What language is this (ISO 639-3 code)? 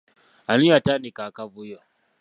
lug